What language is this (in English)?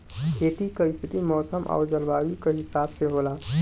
Bhojpuri